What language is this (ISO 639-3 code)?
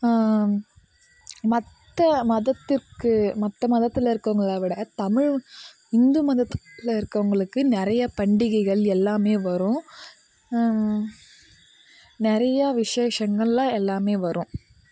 tam